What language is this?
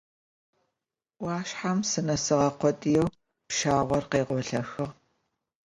Adyghe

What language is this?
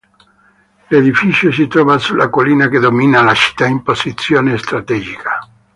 Italian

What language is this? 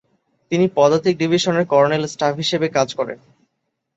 Bangla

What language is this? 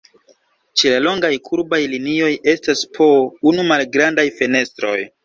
Esperanto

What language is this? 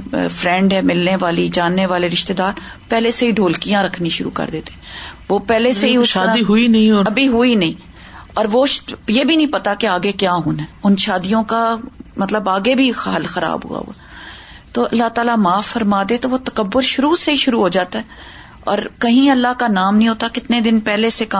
Urdu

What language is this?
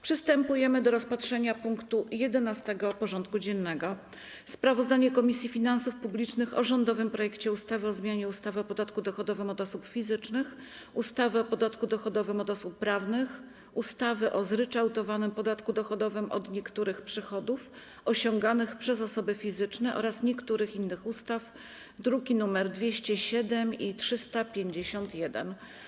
Polish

